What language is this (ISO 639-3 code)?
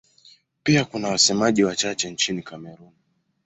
swa